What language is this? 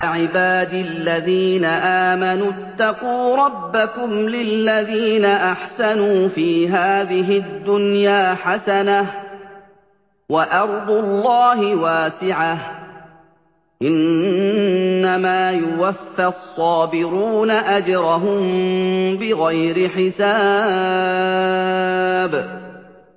Arabic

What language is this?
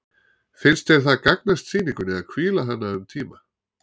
Icelandic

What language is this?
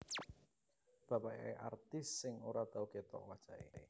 Javanese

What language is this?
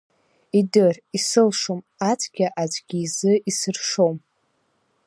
Abkhazian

